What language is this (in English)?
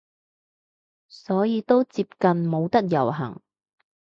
Cantonese